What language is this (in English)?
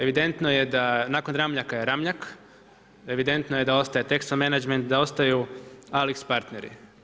Croatian